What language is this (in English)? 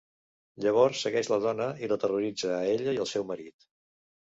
Catalan